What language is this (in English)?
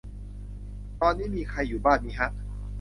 Thai